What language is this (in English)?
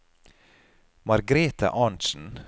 Norwegian